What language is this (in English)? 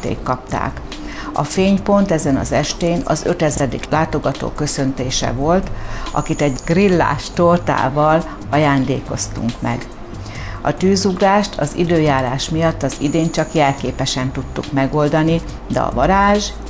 Hungarian